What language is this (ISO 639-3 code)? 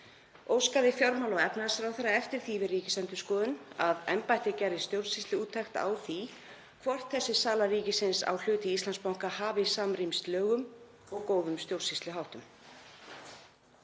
isl